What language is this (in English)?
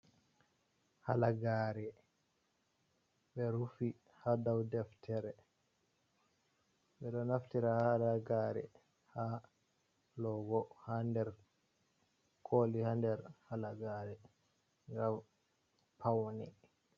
Fula